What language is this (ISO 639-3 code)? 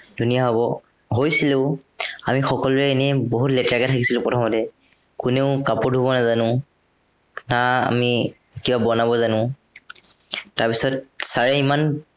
asm